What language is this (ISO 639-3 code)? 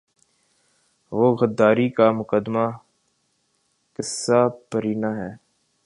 urd